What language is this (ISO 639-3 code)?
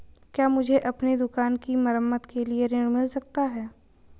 hin